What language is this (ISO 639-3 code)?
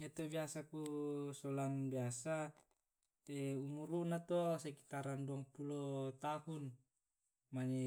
rob